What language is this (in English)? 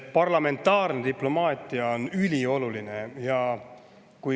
Estonian